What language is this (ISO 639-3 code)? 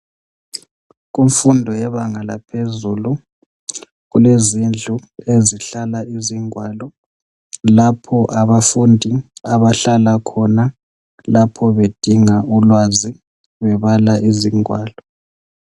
nde